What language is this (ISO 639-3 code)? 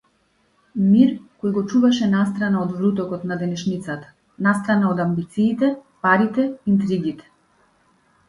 mkd